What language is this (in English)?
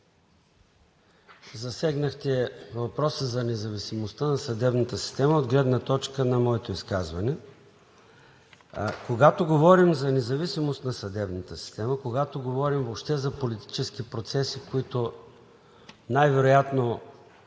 Bulgarian